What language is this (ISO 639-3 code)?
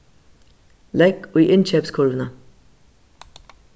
fao